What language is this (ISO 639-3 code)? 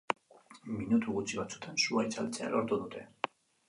eus